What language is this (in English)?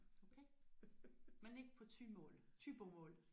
Danish